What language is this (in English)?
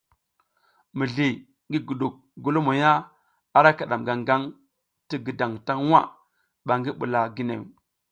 South Giziga